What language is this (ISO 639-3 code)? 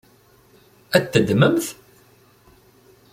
kab